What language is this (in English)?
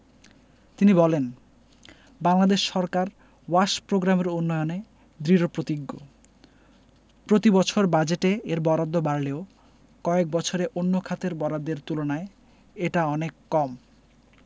Bangla